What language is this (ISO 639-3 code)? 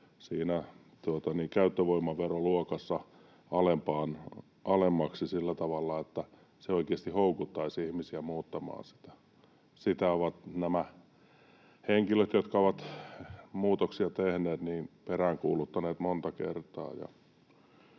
fin